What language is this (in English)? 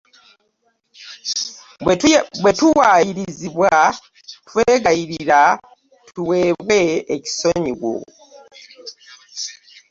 Ganda